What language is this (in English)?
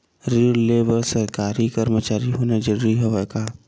Chhattisgarhi